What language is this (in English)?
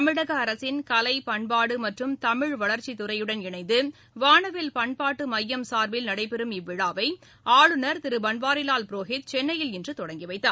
Tamil